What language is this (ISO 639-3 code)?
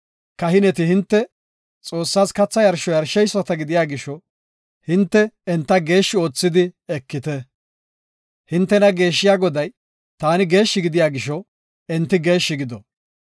gof